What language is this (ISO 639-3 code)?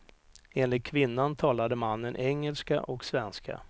swe